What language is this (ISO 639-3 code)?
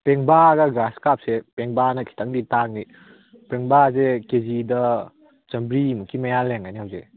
mni